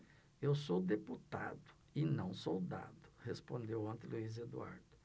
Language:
Portuguese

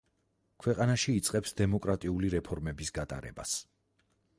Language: Georgian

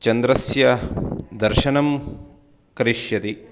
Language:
Sanskrit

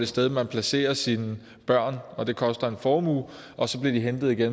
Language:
Danish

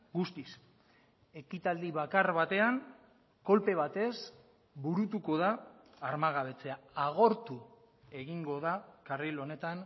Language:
Basque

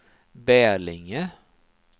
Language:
Swedish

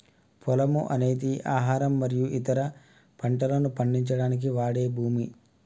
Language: Telugu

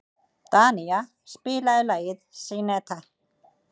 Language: Icelandic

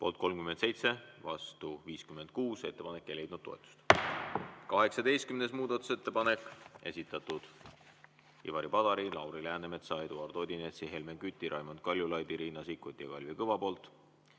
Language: Estonian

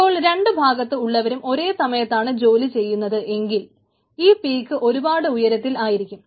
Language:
Malayalam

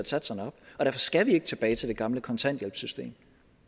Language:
Danish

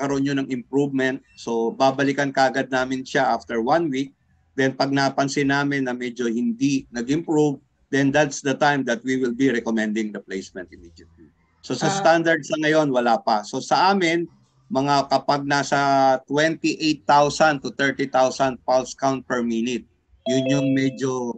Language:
Filipino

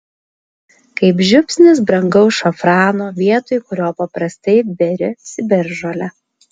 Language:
Lithuanian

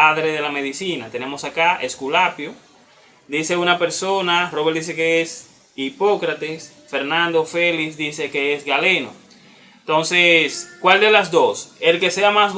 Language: Spanish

